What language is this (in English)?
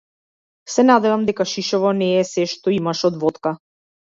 Macedonian